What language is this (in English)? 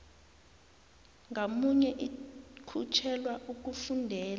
South Ndebele